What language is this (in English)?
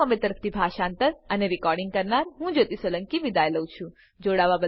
Gujarati